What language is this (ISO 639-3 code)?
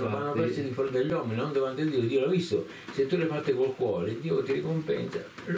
ita